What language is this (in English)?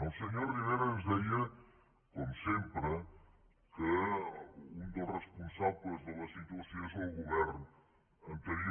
Catalan